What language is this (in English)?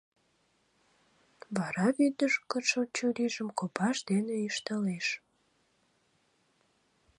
Mari